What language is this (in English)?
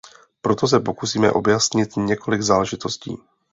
Czech